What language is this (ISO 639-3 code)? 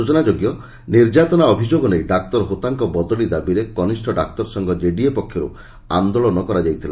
ori